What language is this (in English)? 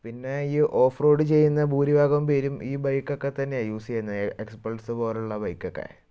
Malayalam